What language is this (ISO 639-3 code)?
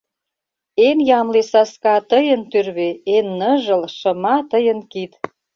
chm